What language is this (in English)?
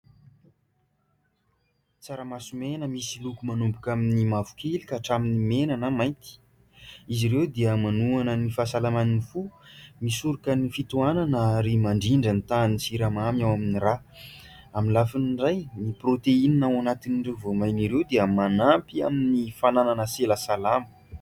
Malagasy